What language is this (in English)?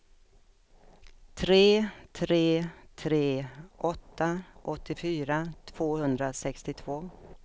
Swedish